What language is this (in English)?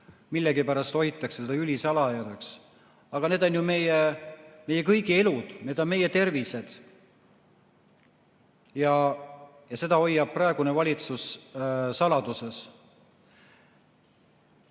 Estonian